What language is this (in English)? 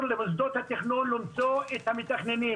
Hebrew